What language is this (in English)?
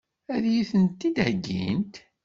Kabyle